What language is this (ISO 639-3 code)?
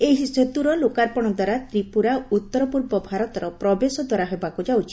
ori